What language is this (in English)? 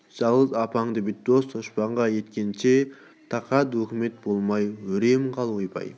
Kazakh